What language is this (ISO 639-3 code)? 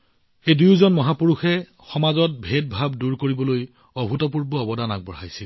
asm